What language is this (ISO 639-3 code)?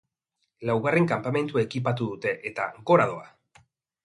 eus